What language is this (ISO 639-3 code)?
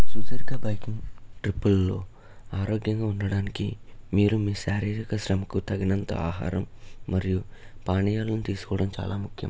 tel